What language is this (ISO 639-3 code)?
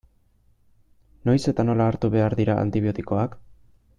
eus